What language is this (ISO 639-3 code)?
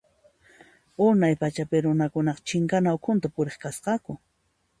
qxp